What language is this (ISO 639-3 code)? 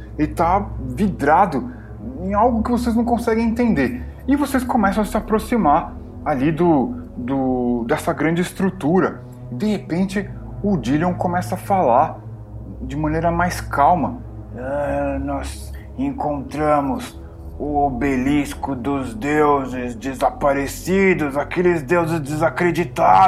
por